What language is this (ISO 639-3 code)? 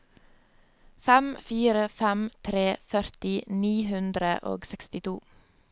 nor